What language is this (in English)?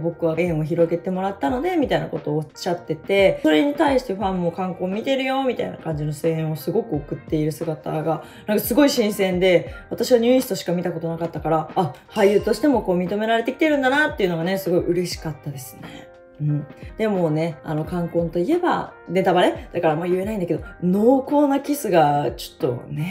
Japanese